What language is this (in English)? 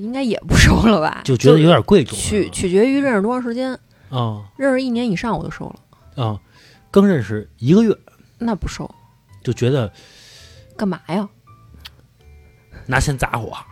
Chinese